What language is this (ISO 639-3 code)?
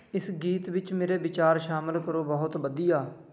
pan